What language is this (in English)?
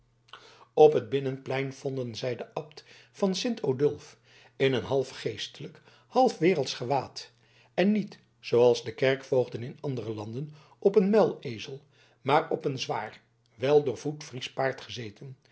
Dutch